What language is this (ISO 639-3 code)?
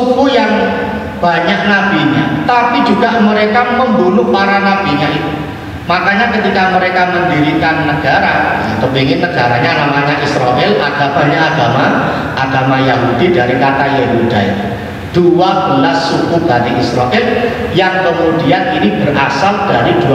ind